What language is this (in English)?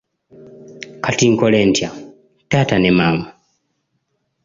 Ganda